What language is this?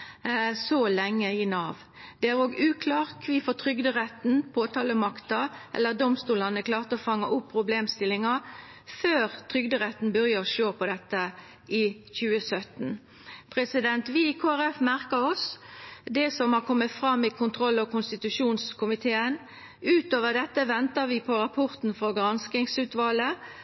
Norwegian Nynorsk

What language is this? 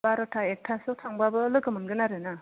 Bodo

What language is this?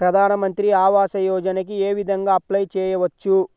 Telugu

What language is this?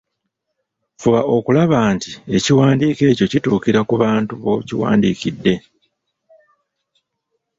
Ganda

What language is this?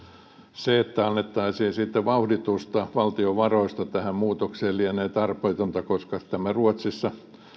Finnish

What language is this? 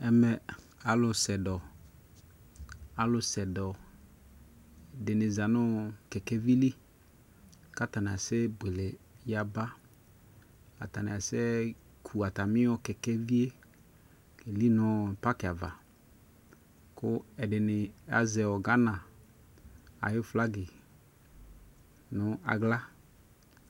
Ikposo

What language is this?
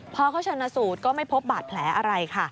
Thai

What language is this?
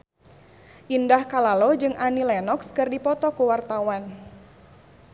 Sundanese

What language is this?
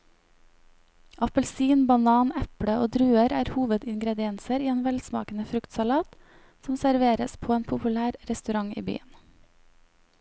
Norwegian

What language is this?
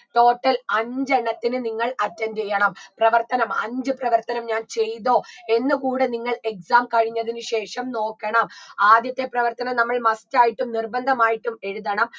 Malayalam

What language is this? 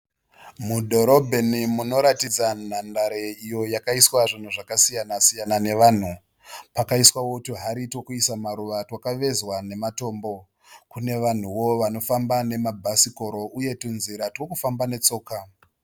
Shona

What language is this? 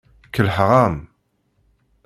Kabyle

